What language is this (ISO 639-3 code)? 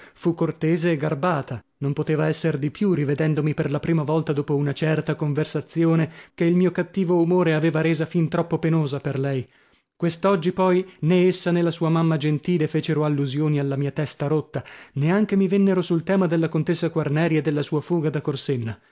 ita